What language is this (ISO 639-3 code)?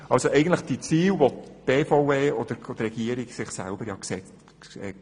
gsw